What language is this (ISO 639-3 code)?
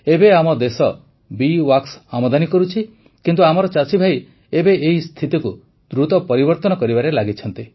ori